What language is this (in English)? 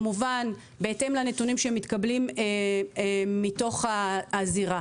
Hebrew